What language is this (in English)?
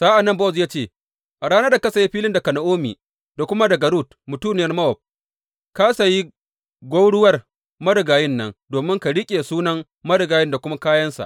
Hausa